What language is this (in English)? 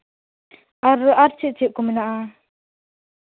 Santali